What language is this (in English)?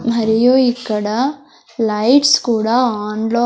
Telugu